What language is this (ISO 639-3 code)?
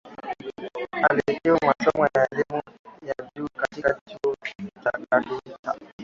swa